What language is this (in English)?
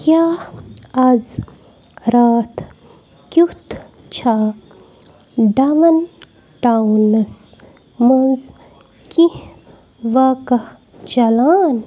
Kashmiri